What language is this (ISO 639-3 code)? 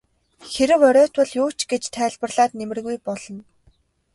mon